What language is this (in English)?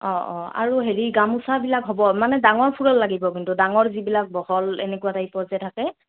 Assamese